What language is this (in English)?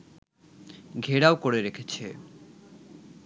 Bangla